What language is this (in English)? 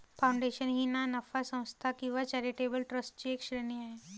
Marathi